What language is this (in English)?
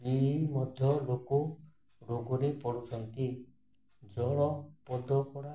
Odia